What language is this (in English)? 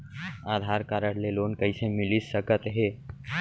Chhattisgarhi